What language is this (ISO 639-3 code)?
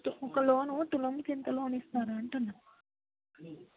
tel